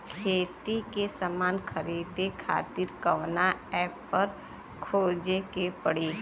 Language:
Bhojpuri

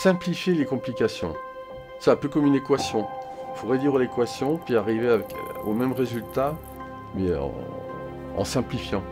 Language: French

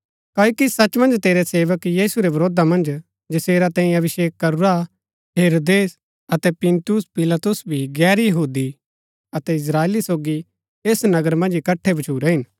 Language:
Gaddi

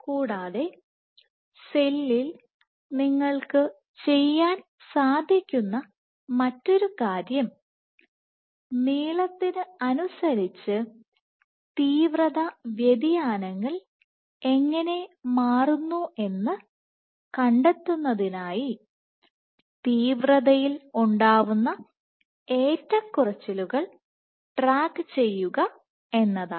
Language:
Malayalam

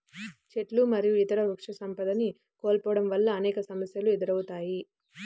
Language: Telugu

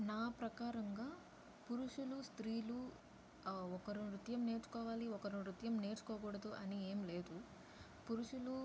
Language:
Telugu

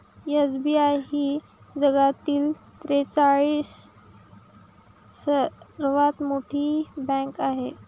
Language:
Marathi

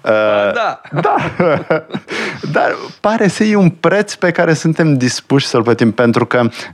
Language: Romanian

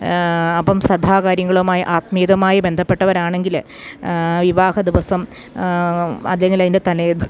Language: Malayalam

